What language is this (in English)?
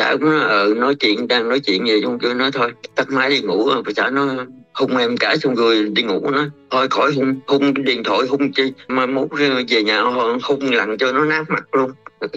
Vietnamese